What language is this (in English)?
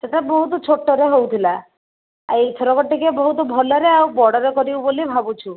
Odia